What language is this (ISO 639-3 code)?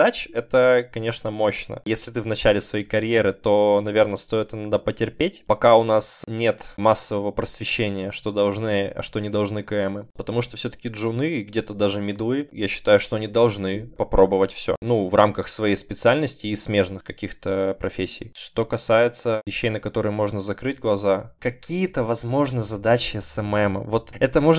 rus